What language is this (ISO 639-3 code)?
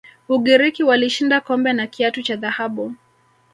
swa